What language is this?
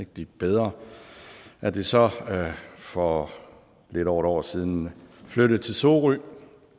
Danish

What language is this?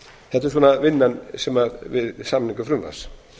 Icelandic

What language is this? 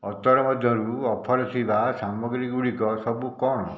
Odia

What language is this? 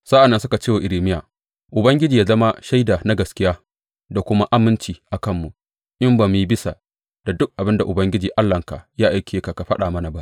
Hausa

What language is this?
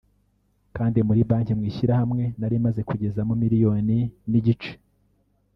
Kinyarwanda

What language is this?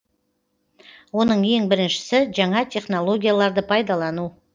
Kazakh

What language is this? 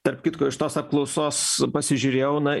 Lithuanian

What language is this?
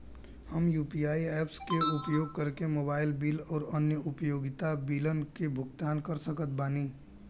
Bhojpuri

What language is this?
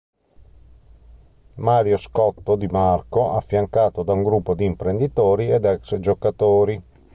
Italian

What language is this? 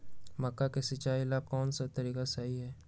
Magahi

